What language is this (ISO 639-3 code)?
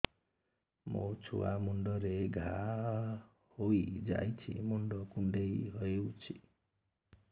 ori